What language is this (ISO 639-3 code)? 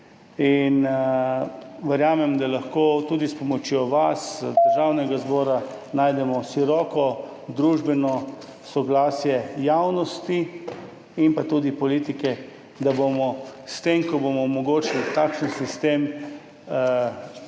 slv